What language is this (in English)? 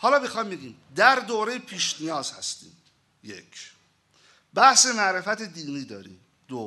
Persian